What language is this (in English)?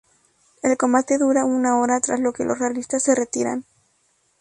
Spanish